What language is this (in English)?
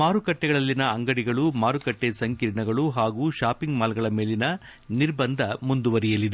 Kannada